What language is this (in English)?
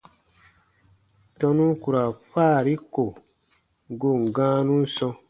Baatonum